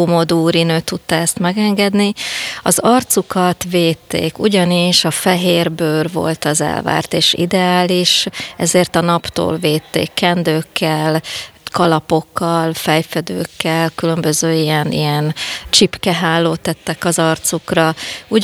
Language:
Hungarian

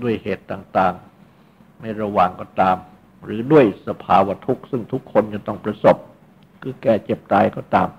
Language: Thai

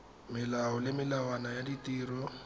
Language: Tswana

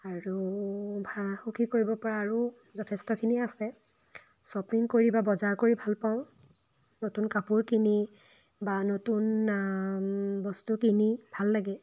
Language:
Assamese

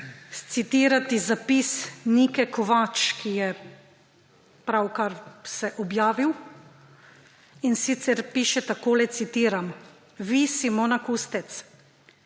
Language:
Slovenian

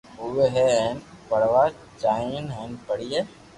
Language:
Loarki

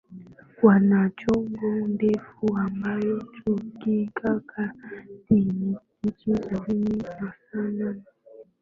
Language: Swahili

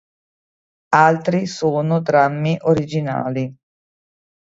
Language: Italian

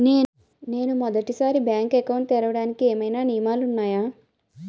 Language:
Telugu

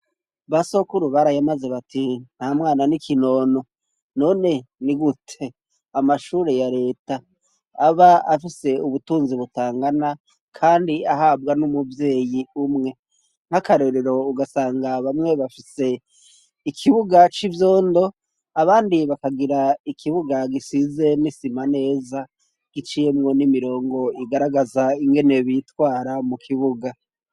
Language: Rundi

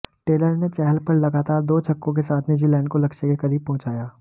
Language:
Hindi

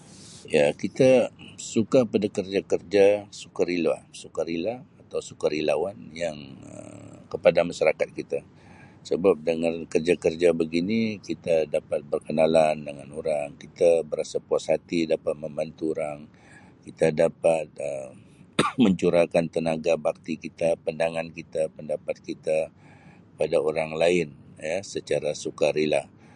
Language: Sabah Malay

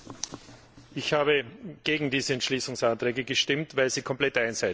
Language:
German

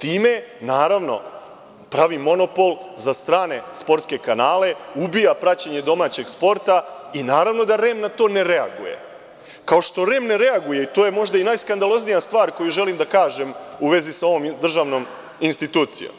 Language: Serbian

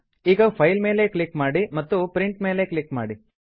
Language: Kannada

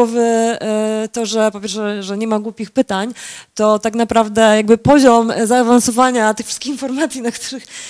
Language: Polish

